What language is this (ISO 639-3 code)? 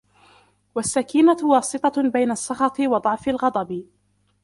ara